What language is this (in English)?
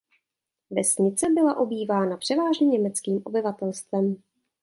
Czech